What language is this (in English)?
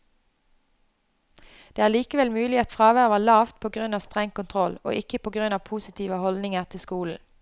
Norwegian